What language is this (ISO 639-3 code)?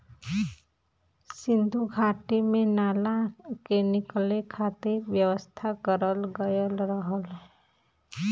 bho